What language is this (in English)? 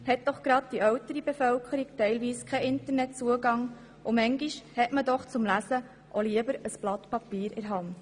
Swiss German